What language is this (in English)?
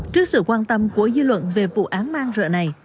Vietnamese